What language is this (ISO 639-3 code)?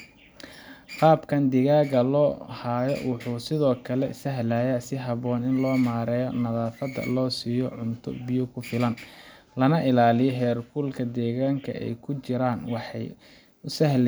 som